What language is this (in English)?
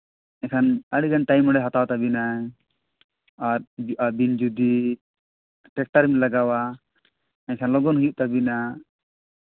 Santali